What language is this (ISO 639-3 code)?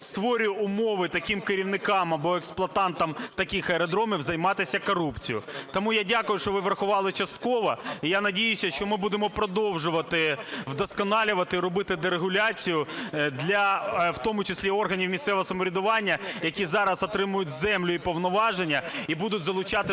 ukr